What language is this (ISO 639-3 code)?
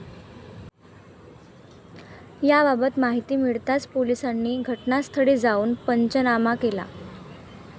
mar